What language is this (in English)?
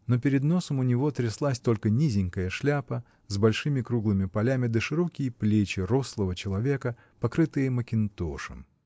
Russian